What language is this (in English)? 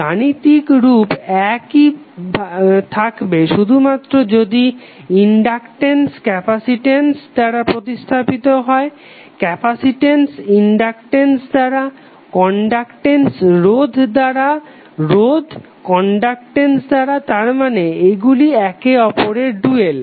Bangla